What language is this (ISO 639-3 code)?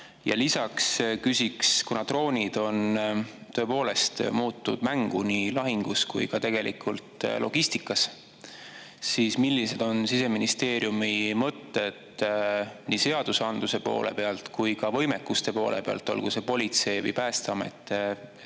est